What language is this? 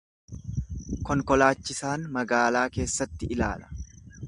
Oromo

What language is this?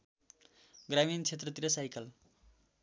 Nepali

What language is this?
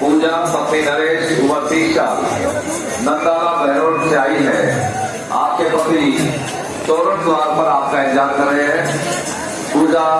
Hindi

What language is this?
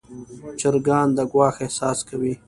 Pashto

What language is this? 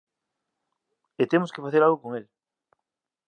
Galician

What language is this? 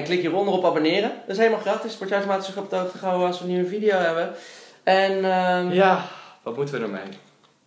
Dutch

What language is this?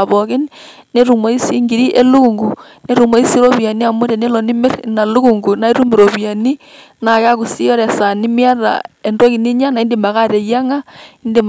Masai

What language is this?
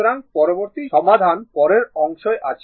Bangla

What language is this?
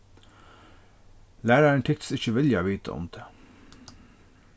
Faroese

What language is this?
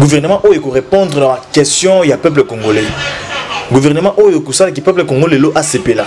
French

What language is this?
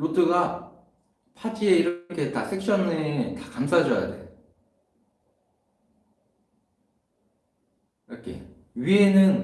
Korean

